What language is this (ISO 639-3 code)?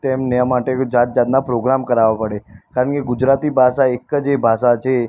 guj